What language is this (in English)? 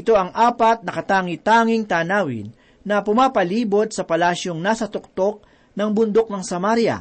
Filipino